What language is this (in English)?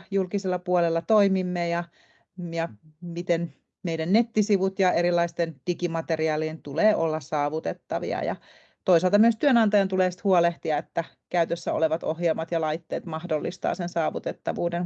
Finnish